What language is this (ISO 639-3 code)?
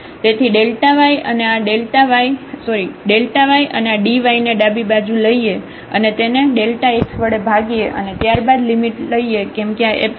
guj